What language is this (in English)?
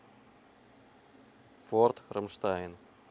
Russian